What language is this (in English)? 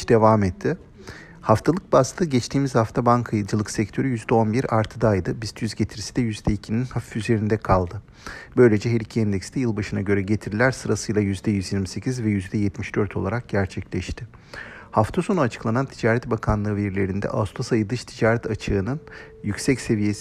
Turkish